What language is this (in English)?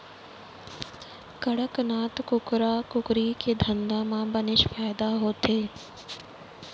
Chhattisgarhi